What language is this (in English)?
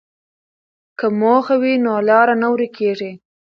Pashto